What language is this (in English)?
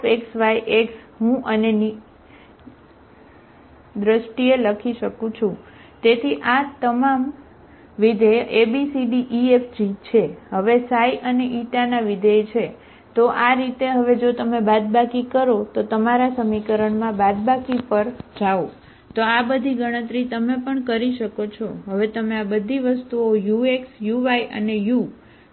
Gujarati